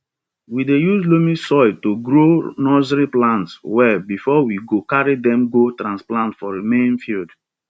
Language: Nigerian Pidgin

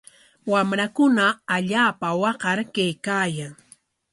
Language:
Corongo Ancash Quechua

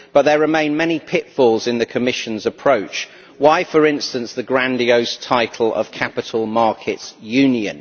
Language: English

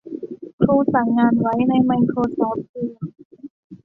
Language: Thai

